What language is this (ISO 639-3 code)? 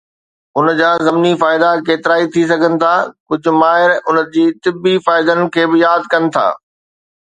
snd